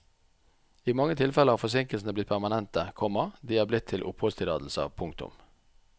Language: Norwegian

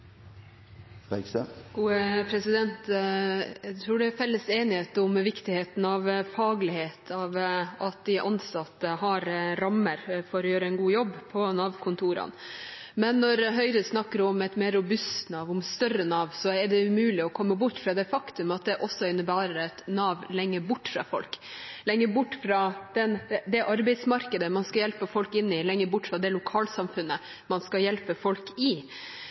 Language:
Norwegian Bokmål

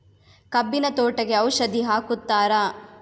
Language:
Kannada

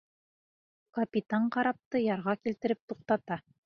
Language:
Bashkir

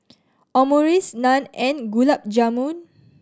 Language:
English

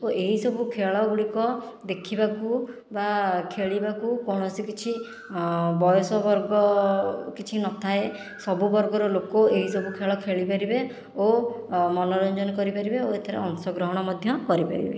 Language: Odia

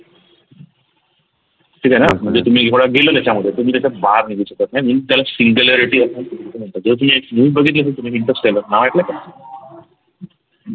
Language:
Marathi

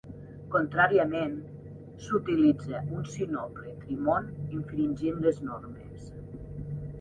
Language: Catalan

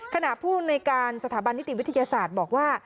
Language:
Thai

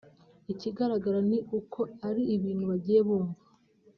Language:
Kinyarwanda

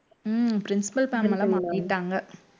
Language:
Tamil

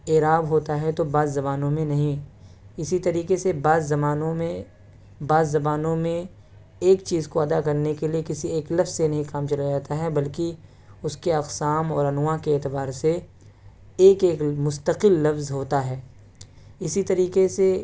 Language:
Urdu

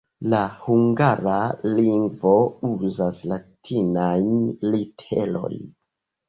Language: Esperanto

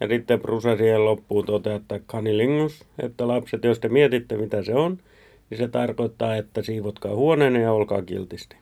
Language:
Finnish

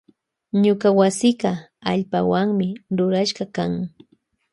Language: Loja Highland Quichua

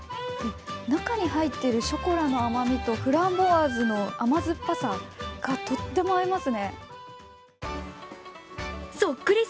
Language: Japanese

